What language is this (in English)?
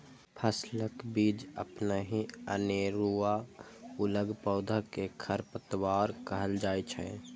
Maithili